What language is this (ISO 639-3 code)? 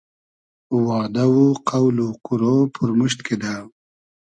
haz